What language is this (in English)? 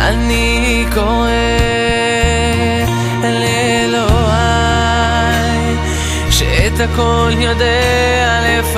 Hebrew